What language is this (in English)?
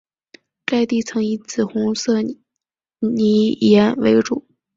Chinese